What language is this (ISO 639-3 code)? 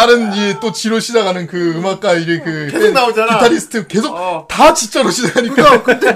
kor